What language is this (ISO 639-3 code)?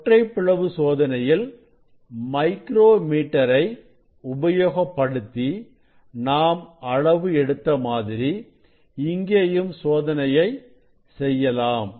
tam